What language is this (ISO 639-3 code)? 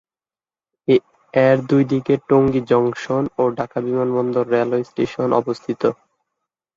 ben